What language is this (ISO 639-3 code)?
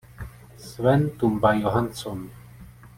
ces